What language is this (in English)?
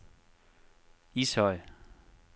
Danish